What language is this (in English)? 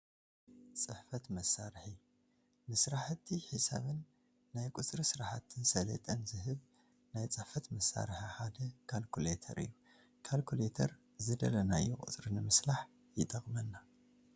Tigrinya